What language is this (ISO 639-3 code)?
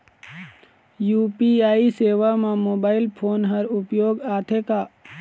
hne